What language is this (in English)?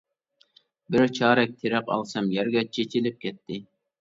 Uyghur